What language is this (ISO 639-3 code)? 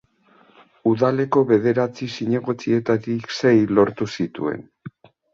eus